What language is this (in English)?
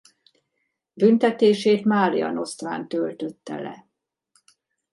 Hungarian